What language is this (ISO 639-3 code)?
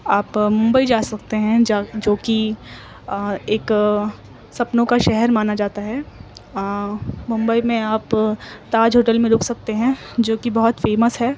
urd